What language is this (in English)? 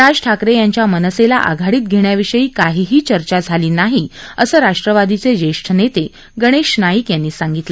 Marathi